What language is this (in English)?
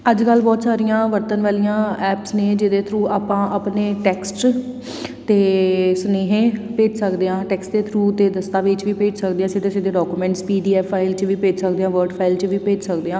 Punjabi